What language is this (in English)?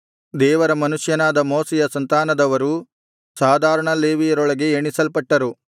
Kannada